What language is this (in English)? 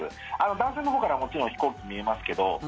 Japanese